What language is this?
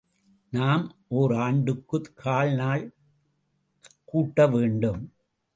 Tamil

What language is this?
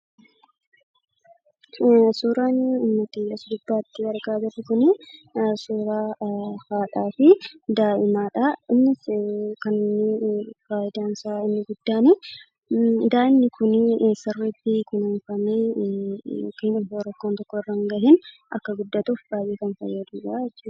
Oromo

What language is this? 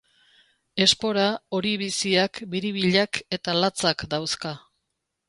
Basque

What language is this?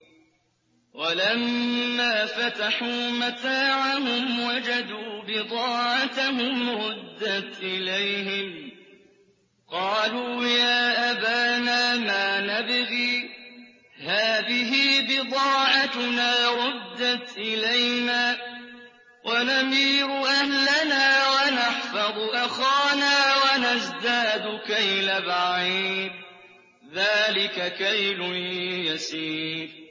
Arabic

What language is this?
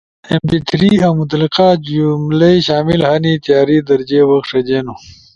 Ushojo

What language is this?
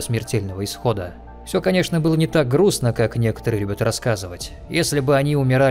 Russian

